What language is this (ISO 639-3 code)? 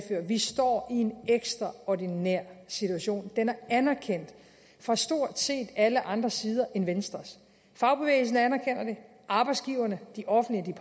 dan